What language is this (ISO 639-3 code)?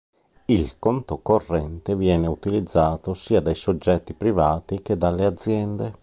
ita